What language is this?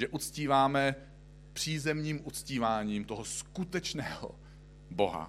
Czech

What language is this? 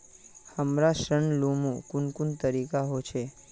Magahi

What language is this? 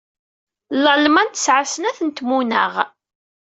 Kabyle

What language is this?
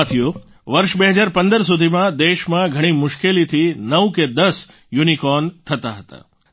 Gujarati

